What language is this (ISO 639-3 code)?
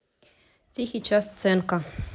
rus